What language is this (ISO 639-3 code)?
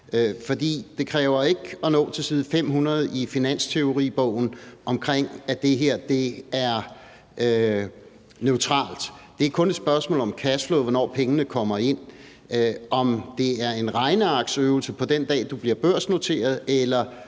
dan